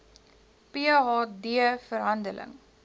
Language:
Afrikaans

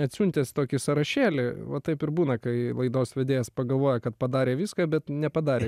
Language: Lithuanian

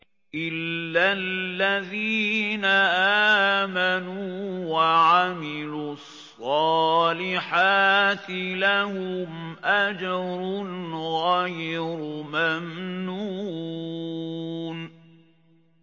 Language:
Arabic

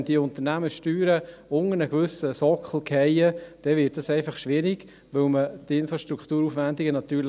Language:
Swiss German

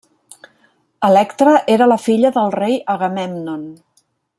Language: Catalan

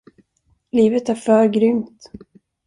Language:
Swedish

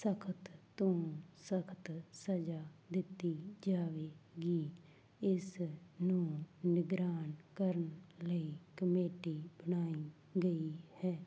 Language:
Punjabi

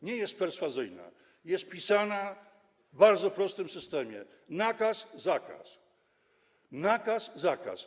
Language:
Polish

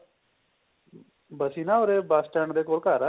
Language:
Punjabi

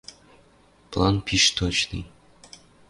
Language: Western Mari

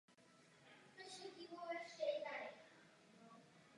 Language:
Czech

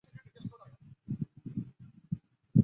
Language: Chinese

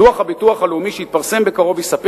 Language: Hebrew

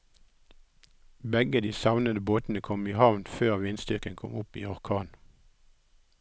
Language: Norwegian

